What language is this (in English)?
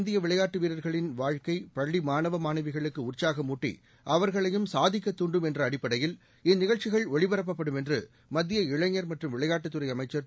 Tamil